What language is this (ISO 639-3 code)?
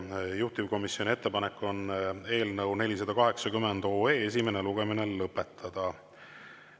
est